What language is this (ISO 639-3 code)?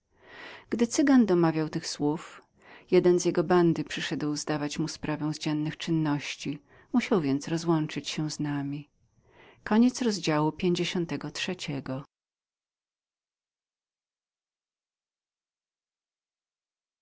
pol